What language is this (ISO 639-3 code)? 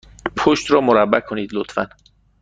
fas